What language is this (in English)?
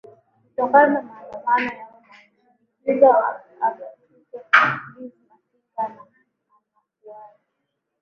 Swahili